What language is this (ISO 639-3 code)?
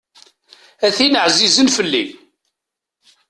kab